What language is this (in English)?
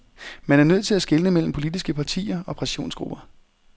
Danish